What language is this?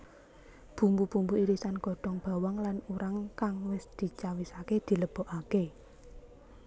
Javanese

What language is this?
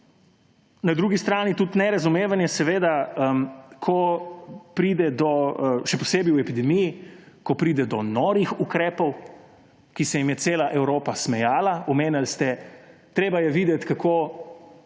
Slovenian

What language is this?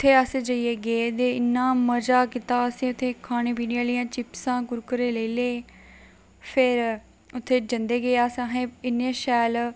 Dogri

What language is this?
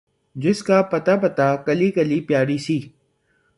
Urdu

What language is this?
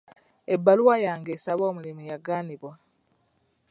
Ganda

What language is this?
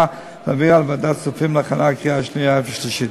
Hebrew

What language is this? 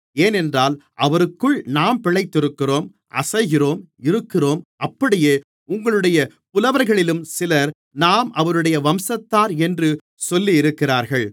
Tamil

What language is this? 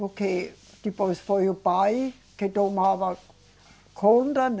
Portuguese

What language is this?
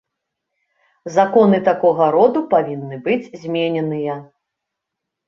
Belarusian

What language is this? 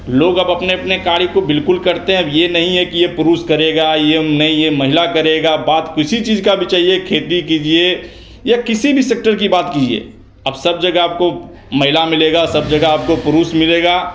Hindi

